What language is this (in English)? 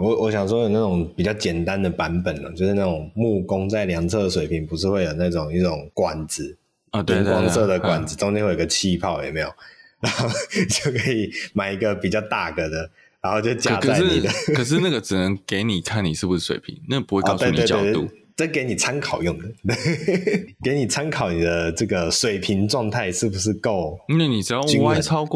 Chinese